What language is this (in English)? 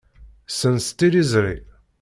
Kabyle